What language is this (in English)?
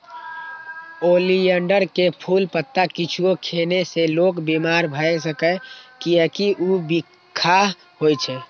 Maithili